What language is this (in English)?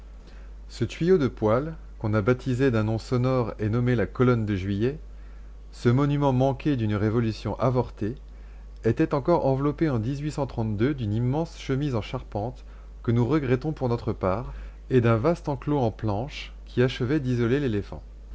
French